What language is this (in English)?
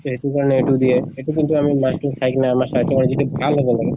Assamese